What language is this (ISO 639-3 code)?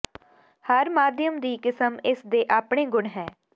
pan